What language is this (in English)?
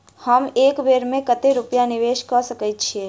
Maithili